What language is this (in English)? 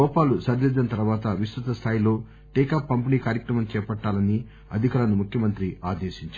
Telugu